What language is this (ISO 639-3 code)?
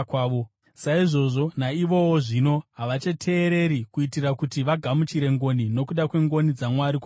sna